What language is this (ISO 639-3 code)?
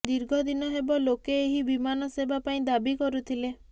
ori